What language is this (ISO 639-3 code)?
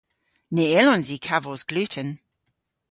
cor